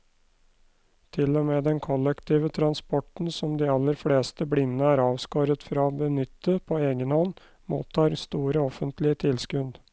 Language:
Norwegian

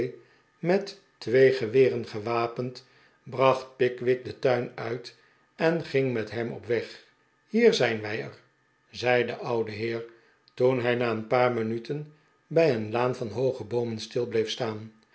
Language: Dutch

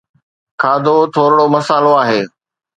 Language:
Sindhi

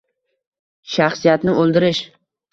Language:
Uzbek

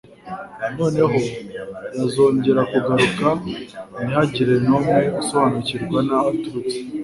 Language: Kinyarwanda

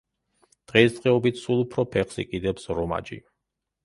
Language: Georgian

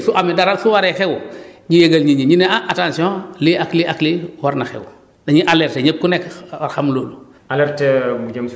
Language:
Wolof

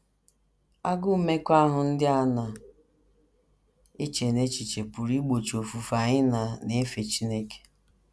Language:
Igbo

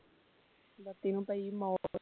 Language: Punjabi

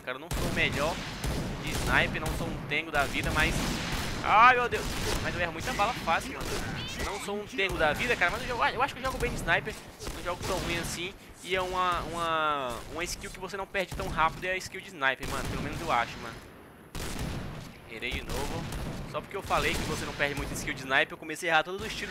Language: Portuguese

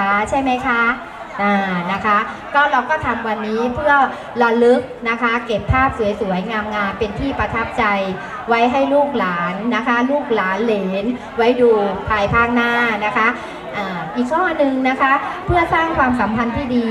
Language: Thai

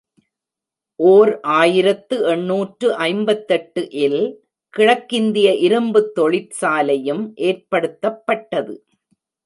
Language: Tamil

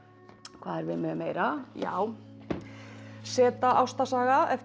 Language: Icelandic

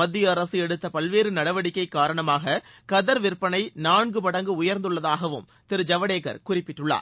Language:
Tamil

